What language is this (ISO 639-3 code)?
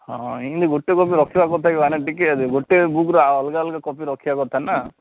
ori